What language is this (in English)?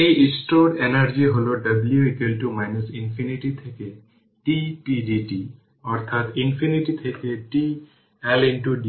Bangla